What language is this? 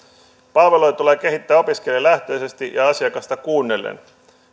Finnish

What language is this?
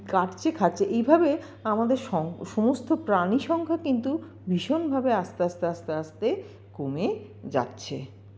Bangla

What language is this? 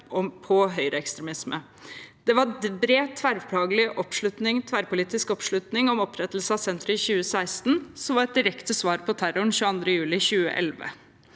Norwegian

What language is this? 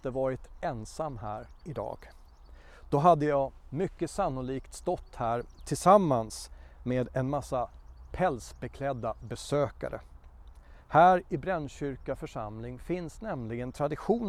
Swedish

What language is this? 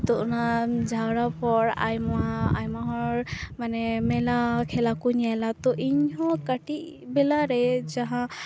Santali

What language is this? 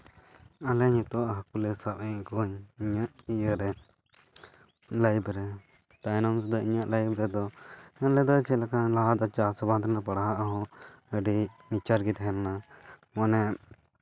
Santali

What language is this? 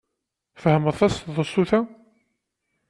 Kabyle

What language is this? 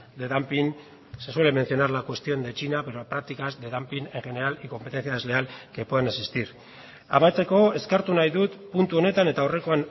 Spanish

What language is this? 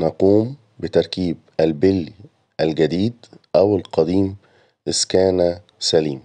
Arabic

